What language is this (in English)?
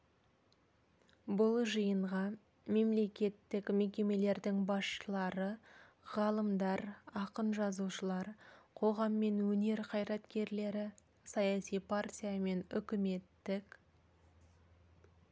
Kazakh